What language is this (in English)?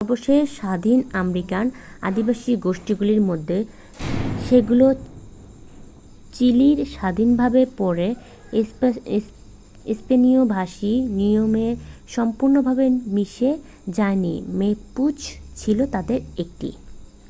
Bangla